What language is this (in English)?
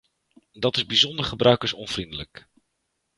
Dutch